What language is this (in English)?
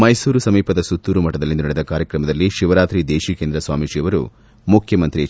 Kannada